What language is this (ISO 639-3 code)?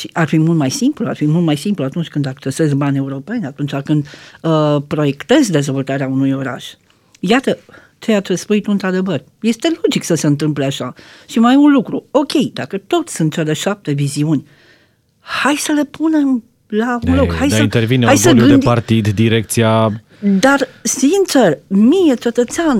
ron